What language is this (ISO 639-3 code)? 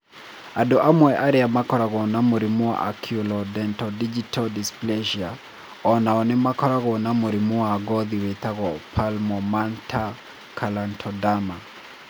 kik